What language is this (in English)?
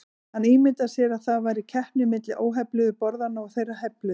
Icelandic